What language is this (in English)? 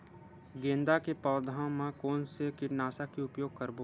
Chhattisgarhi